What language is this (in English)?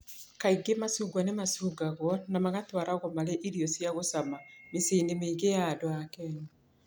Kikuyu